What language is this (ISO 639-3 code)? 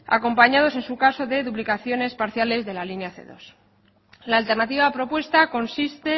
spa